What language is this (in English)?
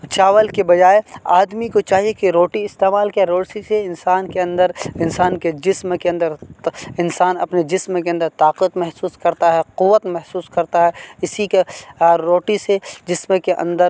Urdu